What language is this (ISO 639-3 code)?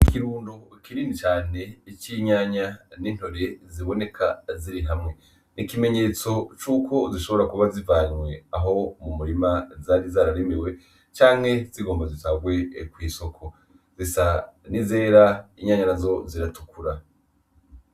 run